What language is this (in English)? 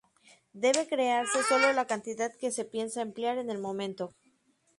Spanish